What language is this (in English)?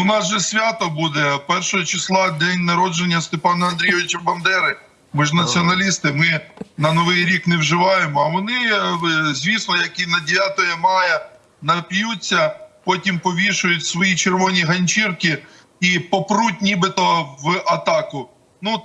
Ukrainian